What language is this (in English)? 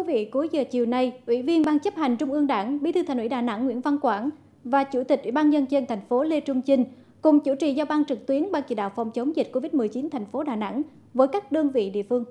Vietnamese